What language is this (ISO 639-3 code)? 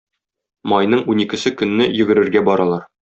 tat